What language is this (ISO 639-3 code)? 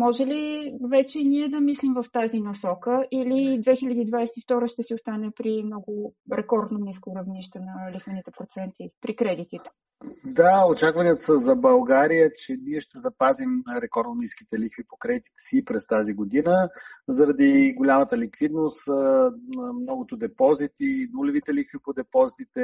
bul